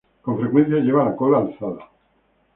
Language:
Spanish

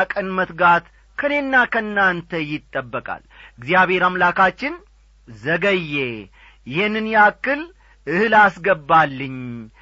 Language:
Amharic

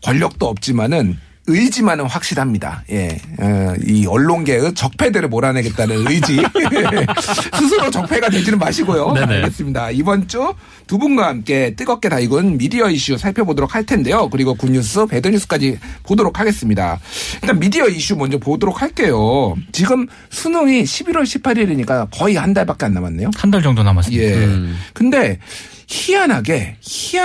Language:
Korean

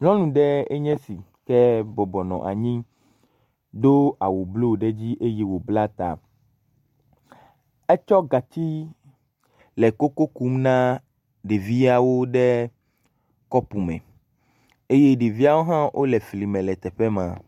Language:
Ewe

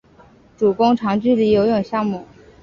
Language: Chinese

